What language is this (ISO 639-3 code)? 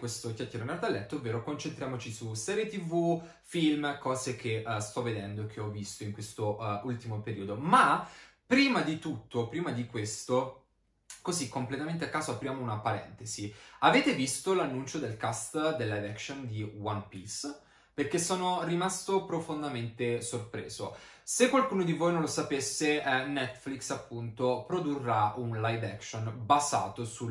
ita